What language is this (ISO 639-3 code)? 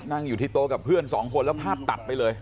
tha